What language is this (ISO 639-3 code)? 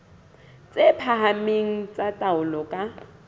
sot